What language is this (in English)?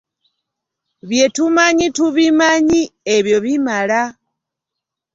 Ganda